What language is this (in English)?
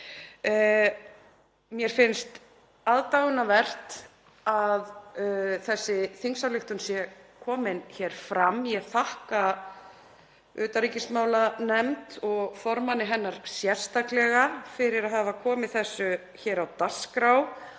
Icelandic